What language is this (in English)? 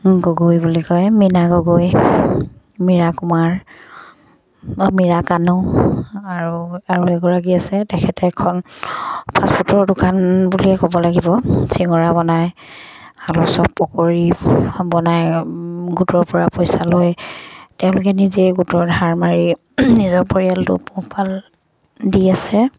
Assamese